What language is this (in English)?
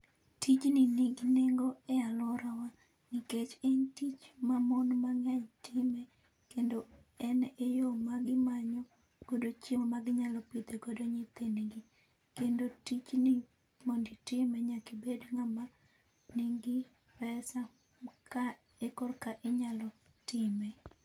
Luo (Kenya and Tanzania)